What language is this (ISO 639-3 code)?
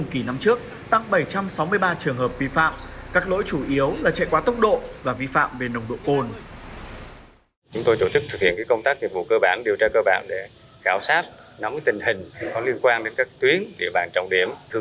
vie